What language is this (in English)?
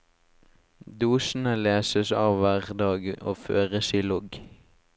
Norwegian